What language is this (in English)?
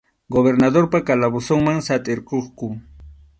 Arequipa-La Unión Quechua